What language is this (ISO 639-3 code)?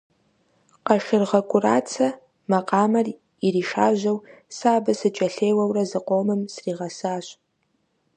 kbd